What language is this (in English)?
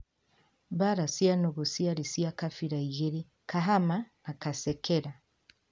Kikuyu